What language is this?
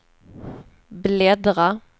Swedish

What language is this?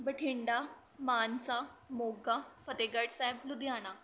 Punjabi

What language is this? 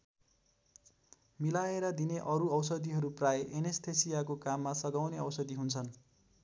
Nepali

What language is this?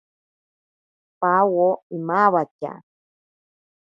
Ashéninka Perené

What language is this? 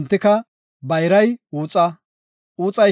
Gofa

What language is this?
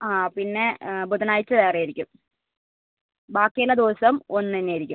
Malayalam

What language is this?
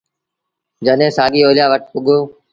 Sindhi Bhil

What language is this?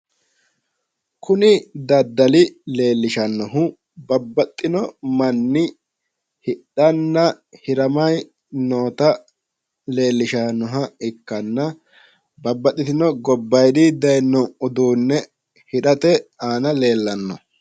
Sidamo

